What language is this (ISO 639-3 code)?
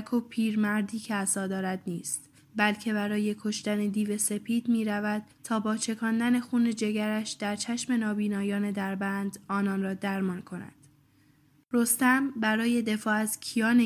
fas